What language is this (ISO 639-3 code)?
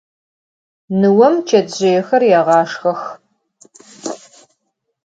ady